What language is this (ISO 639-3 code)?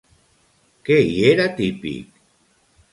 cat